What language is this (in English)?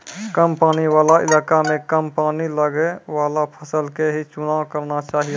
Maithili